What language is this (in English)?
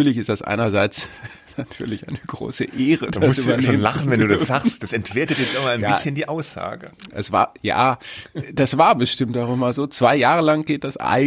German